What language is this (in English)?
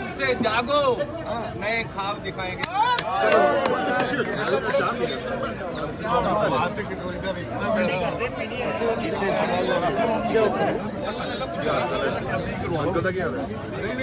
Punjabi